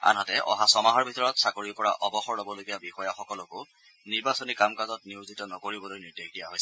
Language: Assamese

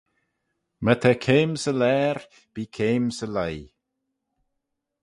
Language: Manx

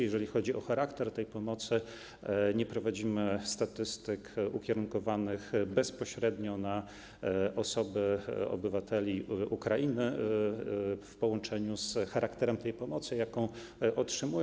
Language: Polish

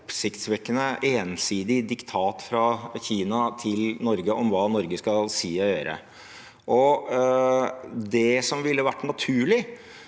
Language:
Norwegian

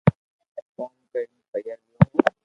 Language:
Loarki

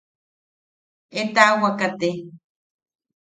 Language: Yaqui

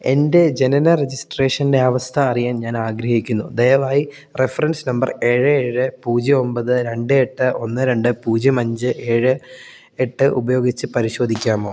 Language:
Malayalam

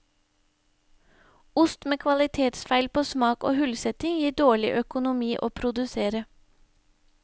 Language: Norwegian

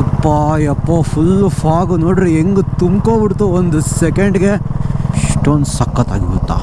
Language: Kannada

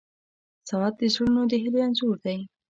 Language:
Pashto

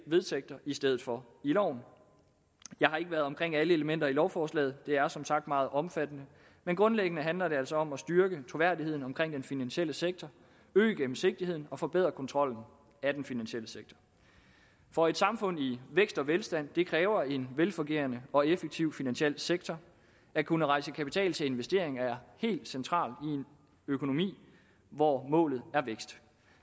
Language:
Danish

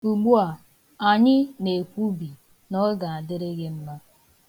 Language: Igbo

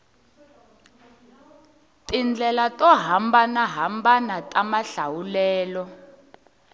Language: Tsonga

